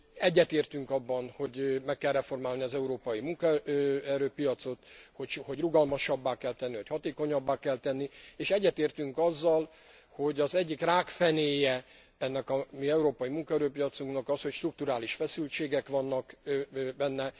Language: Hungarian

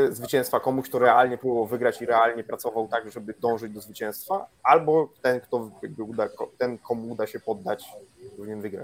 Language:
Polish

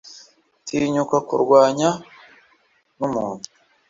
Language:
Kinyarwanda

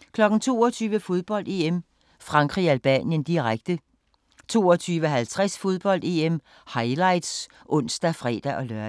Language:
Danish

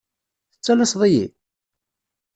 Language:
Kabyle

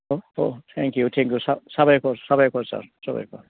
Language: Bodo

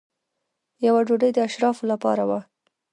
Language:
Pashto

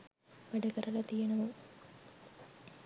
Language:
Sinhala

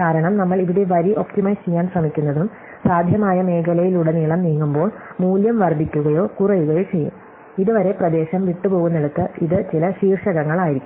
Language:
Malayalam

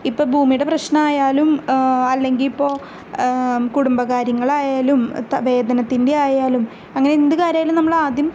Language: Malayalam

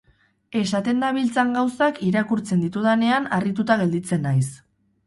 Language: Basque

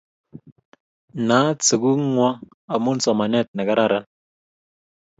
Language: Kalenjin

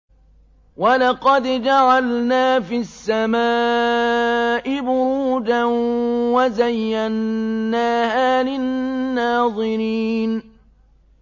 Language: Arabic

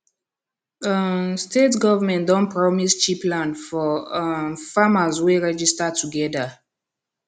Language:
Nigerian Pidgin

